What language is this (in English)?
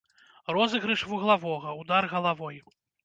Belarusian